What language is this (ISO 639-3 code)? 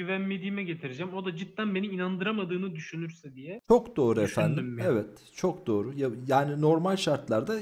tur